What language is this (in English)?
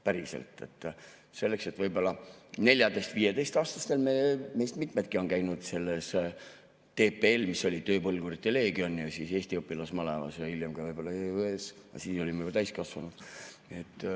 Estonian